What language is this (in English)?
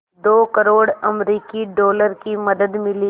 Hindi